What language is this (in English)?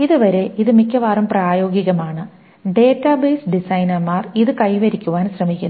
Malayalam